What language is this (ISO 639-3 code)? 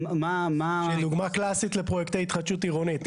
heb